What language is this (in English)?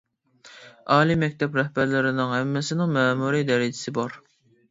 Uyghur